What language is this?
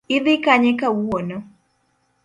Luo (Kenya and Tanzania)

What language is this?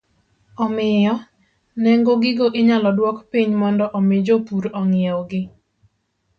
Luo (Kenya and Tanzania)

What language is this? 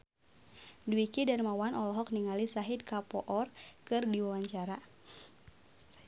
Sundanese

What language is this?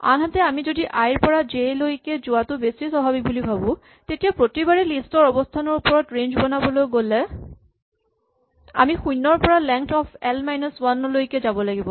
Assamese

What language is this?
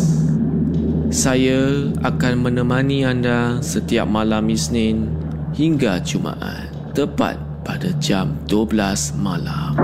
Malay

